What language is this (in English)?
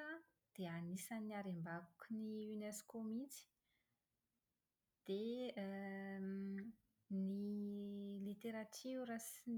Malagasy